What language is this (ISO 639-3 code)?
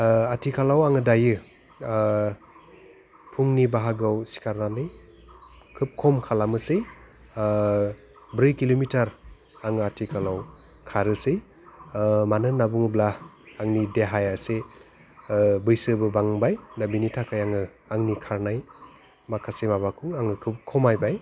brx